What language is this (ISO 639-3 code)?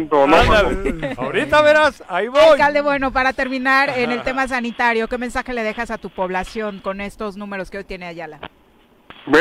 spa